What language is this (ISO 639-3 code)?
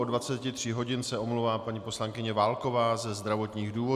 ces